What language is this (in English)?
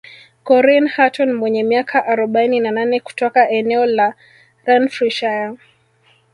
Swahili